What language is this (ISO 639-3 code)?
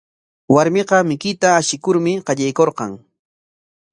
qwa